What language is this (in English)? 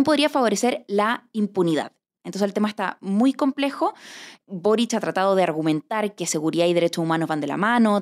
Spanish